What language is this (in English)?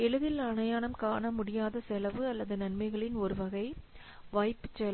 Tamil